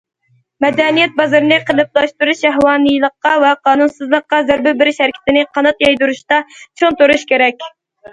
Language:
Uyghur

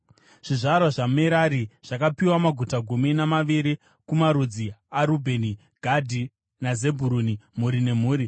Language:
Shona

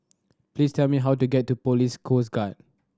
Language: English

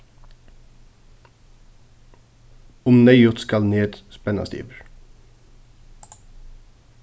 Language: Faroese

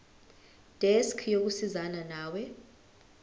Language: Zulu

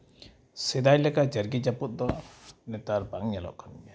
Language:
Santali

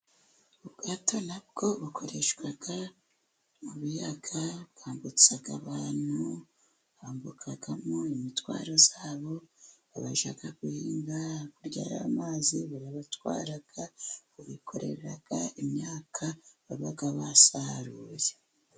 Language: Kinyarwanda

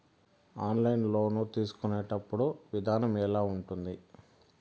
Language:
Telugu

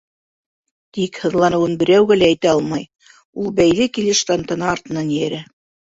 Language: Bashkir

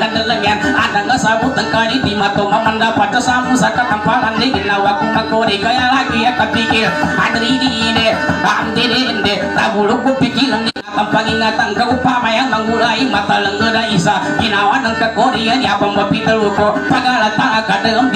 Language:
Indonesian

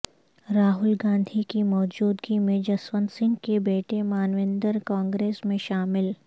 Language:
Urdu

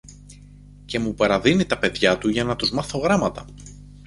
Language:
Greek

